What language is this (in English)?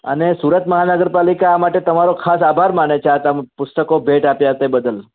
Gujarati